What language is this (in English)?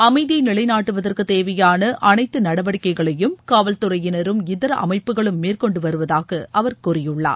Tamil